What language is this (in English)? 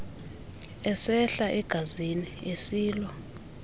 Xhosa